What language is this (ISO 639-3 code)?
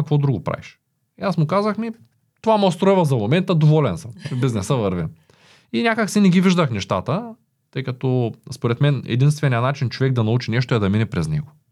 bul